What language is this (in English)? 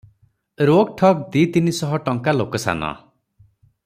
Odia